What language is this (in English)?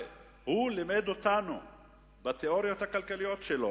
Hebrew